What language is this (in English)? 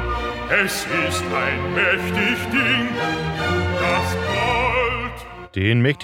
Danish